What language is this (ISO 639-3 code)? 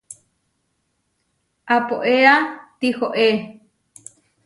var